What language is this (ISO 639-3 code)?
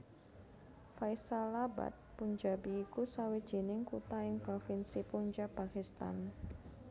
jav